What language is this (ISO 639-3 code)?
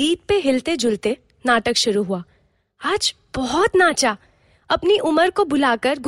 hin